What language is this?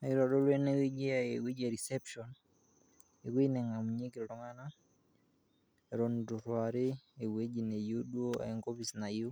Masai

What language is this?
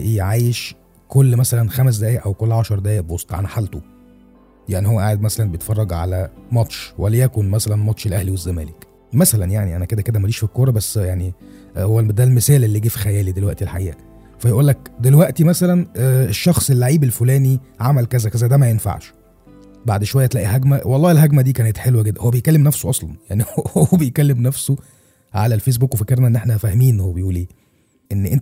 Arabic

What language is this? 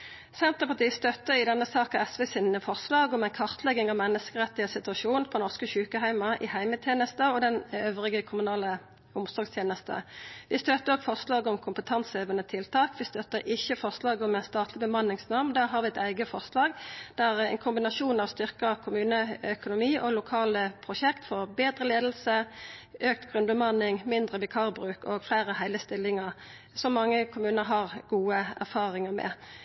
Norwegian Nynorsk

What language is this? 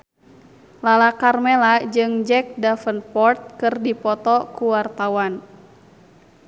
Sundanese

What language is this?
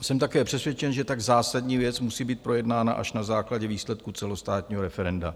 Czech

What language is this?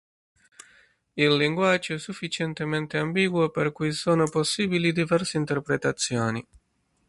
Italian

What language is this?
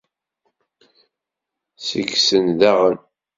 Kabyle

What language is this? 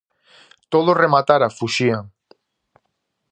Galician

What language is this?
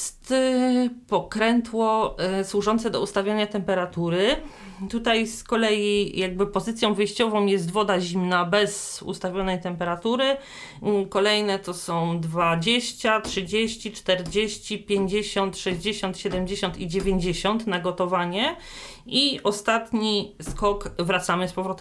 Polish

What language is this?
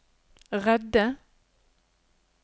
Norwegian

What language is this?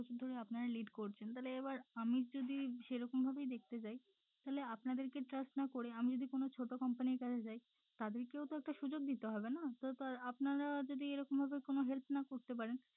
Bangla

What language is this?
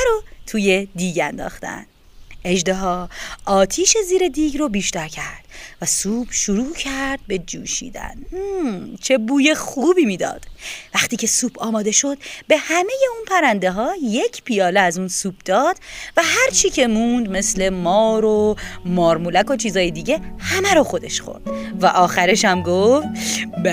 Persian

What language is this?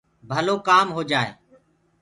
Gurgula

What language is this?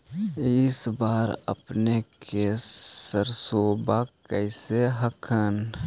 Magahi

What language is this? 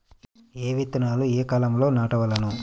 Telugu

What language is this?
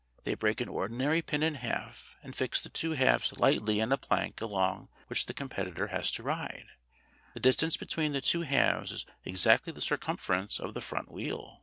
English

